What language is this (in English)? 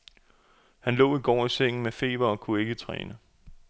Danish